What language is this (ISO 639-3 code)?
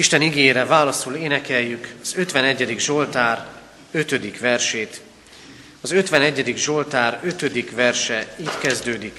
hun